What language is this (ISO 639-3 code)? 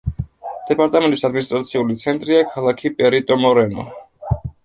kat